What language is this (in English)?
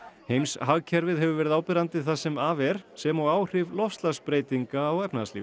Icelandic